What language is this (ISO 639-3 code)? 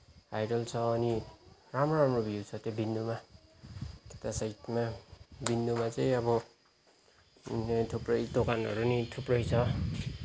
nep